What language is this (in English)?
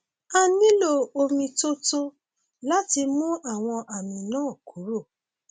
Yoruba